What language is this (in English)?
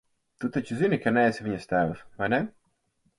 Latvian